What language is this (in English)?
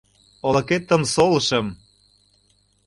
Mari